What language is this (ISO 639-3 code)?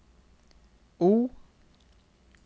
nor